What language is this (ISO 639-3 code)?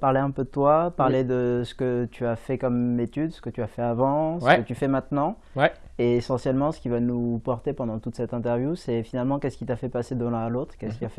fra